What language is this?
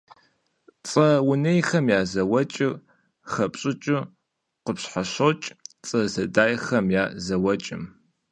Kabardian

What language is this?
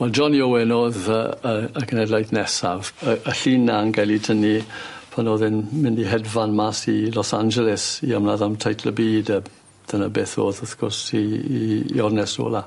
Welsh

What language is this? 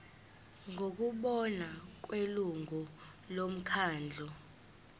Zulu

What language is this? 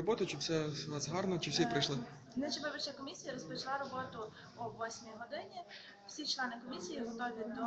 Ukrainian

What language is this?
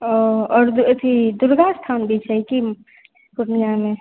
Maithili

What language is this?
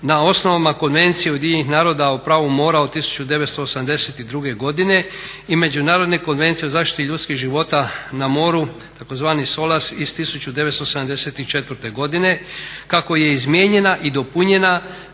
Croatian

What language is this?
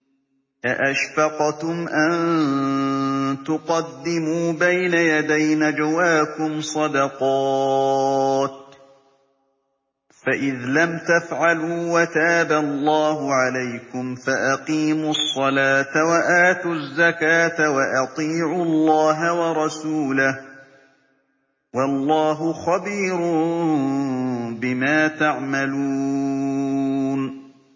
Arabic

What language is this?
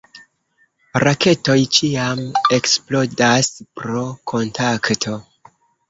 Esperanto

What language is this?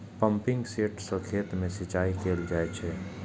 Maithili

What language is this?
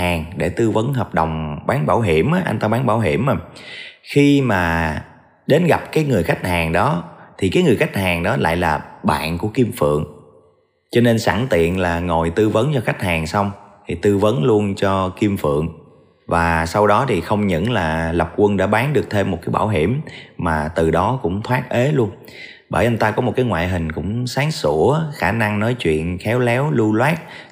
Vietnamese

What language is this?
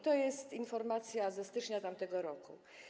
Polish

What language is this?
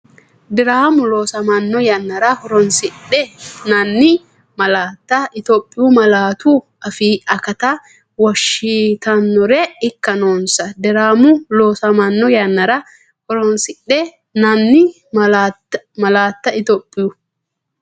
Sidamo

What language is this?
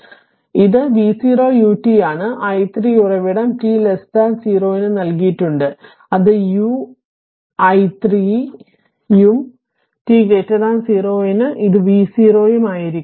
Malayalam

